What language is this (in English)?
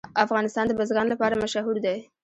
Pashto